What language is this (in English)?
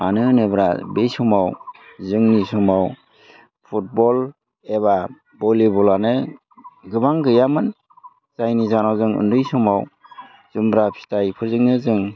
Bodo